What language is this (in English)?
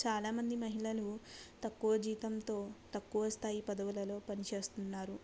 Telugu